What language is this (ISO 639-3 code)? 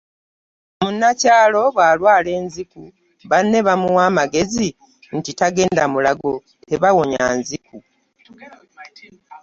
lug